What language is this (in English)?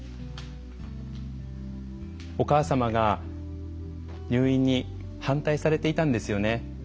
Japanese